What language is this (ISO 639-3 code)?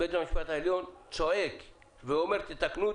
heb